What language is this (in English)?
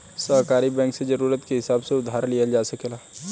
Bhojpuri